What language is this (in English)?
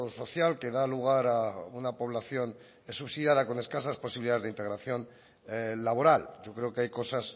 Spanish